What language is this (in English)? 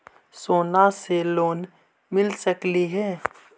Magahi